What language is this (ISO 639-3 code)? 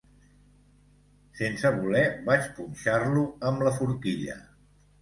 cat